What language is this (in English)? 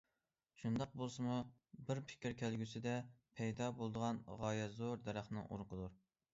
Uyghur